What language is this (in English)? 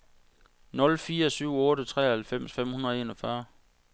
Danish